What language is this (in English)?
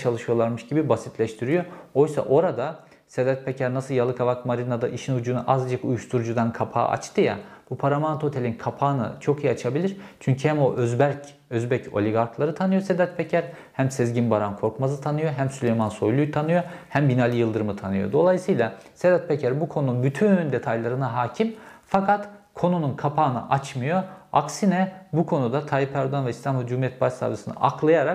Turkish